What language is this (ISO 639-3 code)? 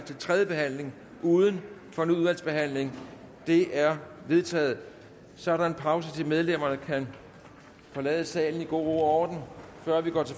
dan